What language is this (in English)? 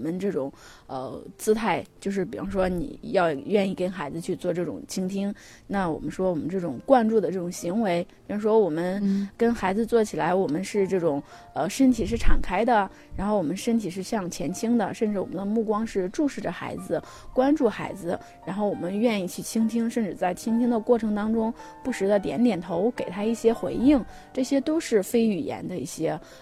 Chinese